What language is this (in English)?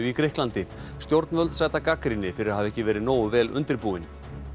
Icelandic